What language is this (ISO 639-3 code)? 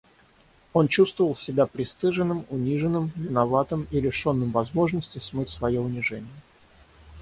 rus